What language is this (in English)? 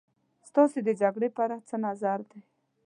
Pashto